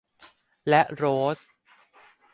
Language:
Thai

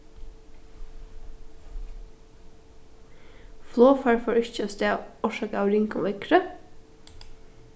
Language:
Faroese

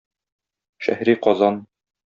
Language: Tatar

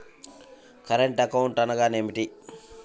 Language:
Telugu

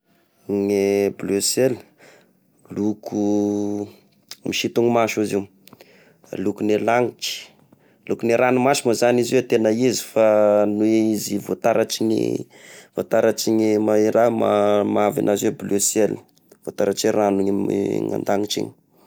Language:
Tesaka Malagasy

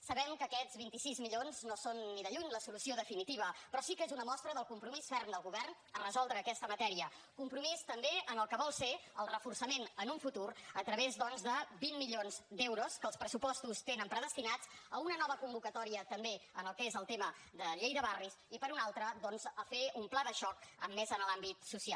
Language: Catalan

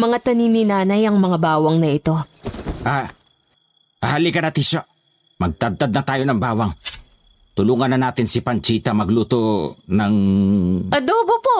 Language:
Filipino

